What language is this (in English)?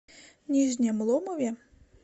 Russian